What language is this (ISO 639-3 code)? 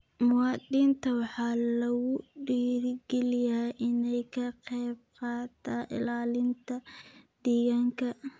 som